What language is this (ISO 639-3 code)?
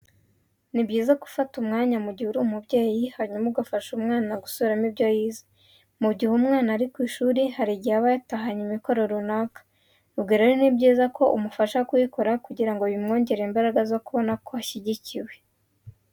kin